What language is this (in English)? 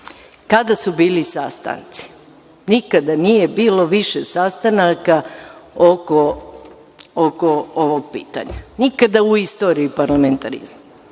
Serbian